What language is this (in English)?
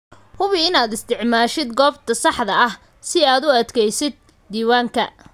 Somali